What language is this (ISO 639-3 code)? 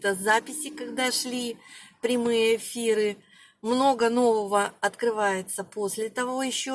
rus